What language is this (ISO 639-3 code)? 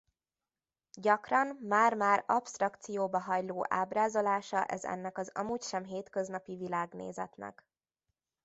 hun